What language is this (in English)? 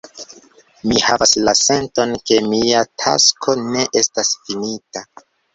Esperanto